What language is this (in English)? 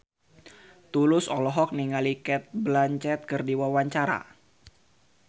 Sundanese